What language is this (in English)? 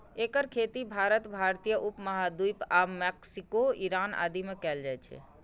Maithili